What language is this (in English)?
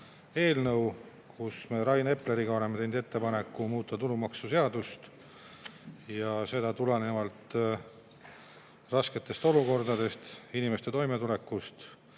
Estonian